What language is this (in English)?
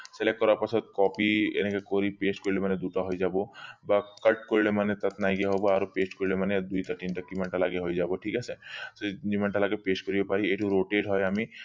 Assamese